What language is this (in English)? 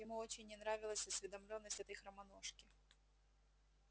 Russian